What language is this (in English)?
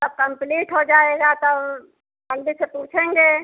Hindi